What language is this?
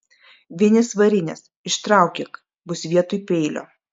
Lithuanian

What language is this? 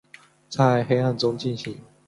Chinese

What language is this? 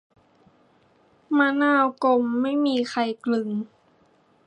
Thai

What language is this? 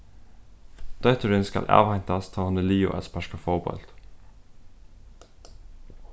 Faroese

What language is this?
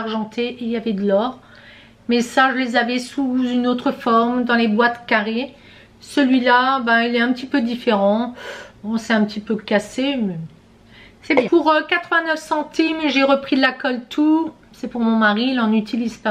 French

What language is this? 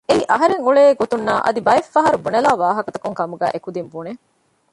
Divehi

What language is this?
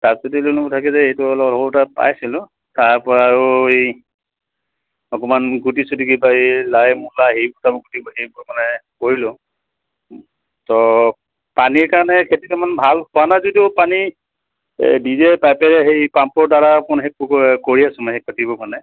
Assamese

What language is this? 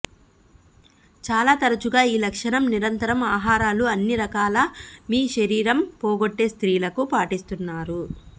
Telugu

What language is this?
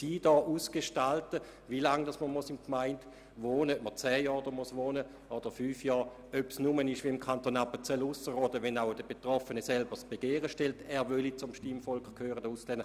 Swiss German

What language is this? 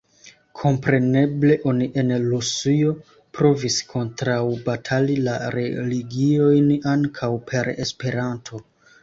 Esperanto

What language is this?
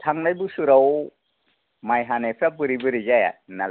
Bodo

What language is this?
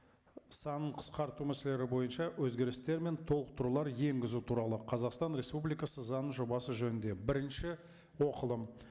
Kazakh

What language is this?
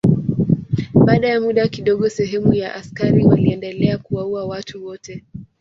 Swahili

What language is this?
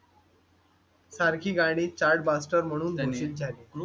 Marathi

